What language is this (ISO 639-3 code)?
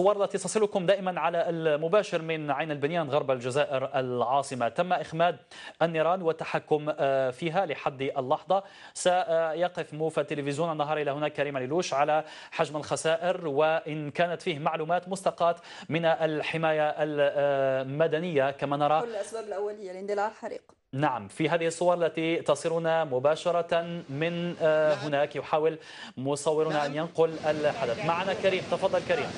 ara